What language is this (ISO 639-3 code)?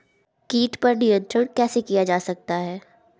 hin